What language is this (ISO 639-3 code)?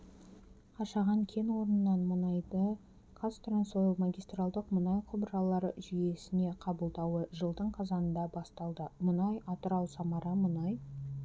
kaz